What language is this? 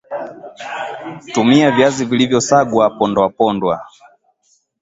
Swahili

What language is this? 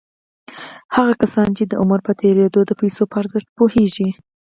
Pashto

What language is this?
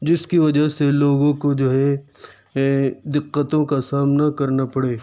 Urdu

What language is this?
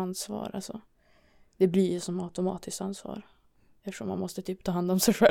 Swedish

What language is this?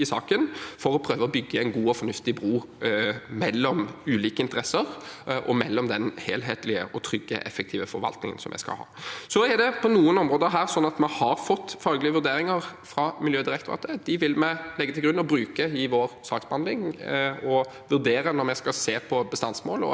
Norwegian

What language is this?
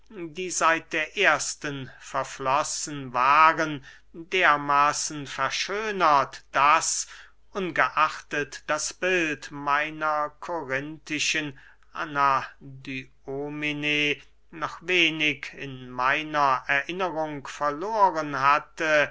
German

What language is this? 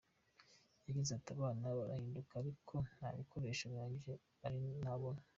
Kinyarwanda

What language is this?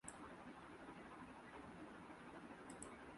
Urdu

